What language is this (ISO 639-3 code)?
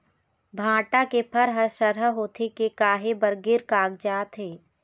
hne